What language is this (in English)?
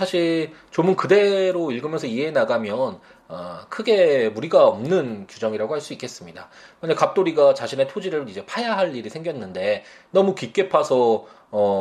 Korean